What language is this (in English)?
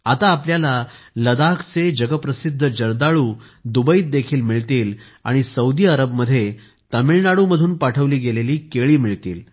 Marathi